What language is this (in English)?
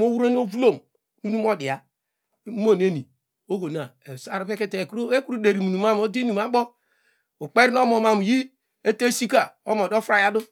Degema